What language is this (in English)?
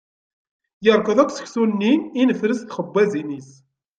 Kabyle